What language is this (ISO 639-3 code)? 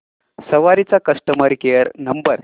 mar